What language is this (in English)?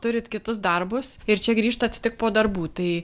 Lithuanian